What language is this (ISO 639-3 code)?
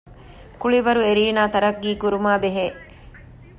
div